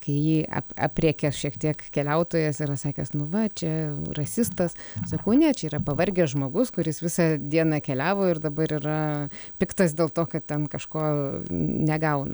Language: Lithuanian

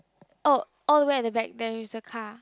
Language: English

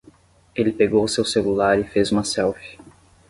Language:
Portuguese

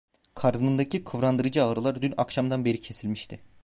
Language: Turkish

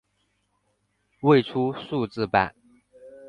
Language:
Chinese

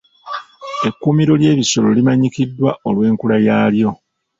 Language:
Ganda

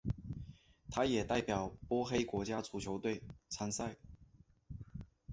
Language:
Chinese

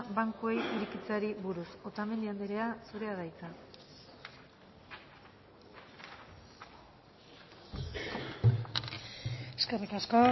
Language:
Basque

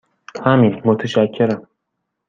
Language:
Persian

